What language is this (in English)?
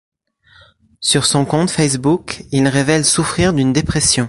French